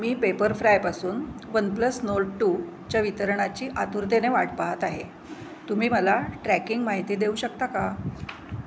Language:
Marathi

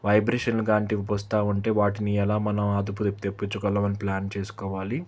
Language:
Telugu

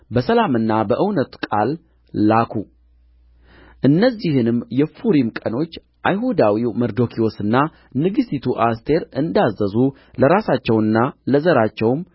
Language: Amharic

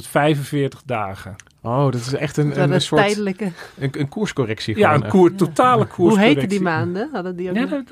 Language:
Dutch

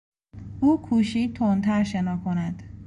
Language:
Persian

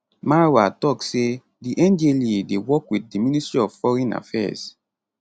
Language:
Nigerian Pidgin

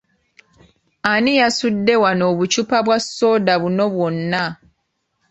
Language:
Ganda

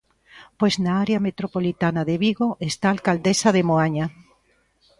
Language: Galician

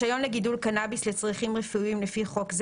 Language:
Hebrew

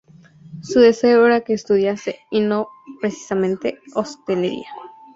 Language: Spanish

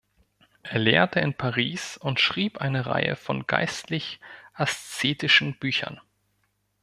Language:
German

